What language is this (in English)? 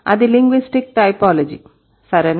Telugu